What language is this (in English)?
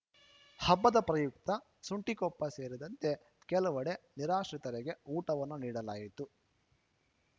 Kannada